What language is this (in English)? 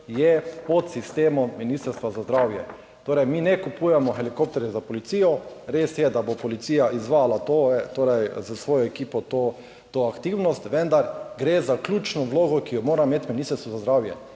Slovenian